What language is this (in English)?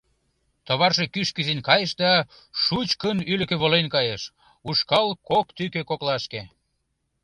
Mari